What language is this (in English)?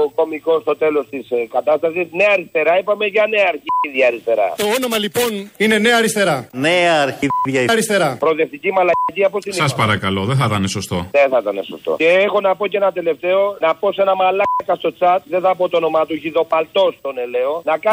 Greek